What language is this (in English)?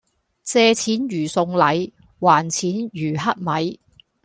Cantonese